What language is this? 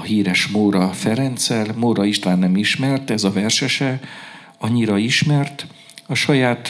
Hungarian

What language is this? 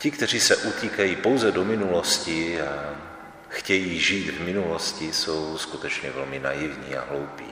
Czech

